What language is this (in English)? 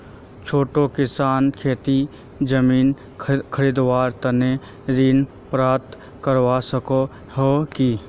Magahi